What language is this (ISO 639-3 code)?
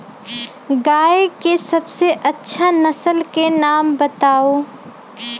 mag